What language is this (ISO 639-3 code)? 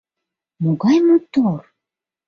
chm